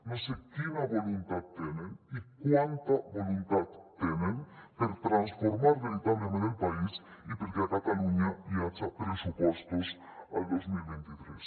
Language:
Catalan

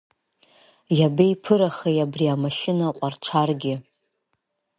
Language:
Abkhazian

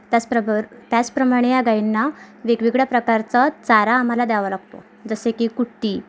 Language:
Marathi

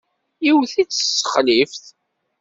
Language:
Kabyle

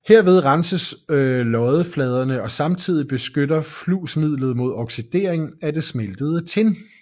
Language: Danish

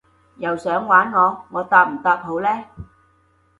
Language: Cantonese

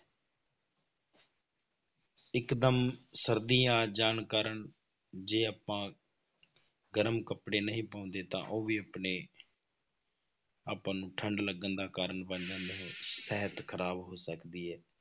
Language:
Punjabi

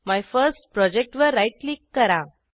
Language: Marathi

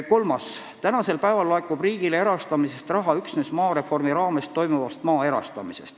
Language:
Estonian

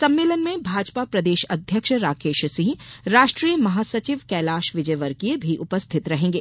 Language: Hindi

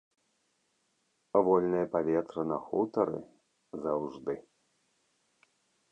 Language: Belarusian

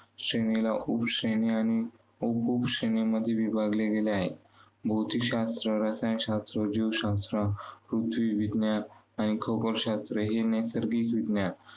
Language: Marathi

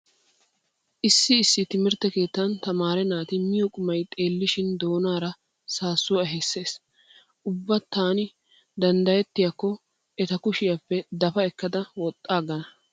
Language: Wolaytta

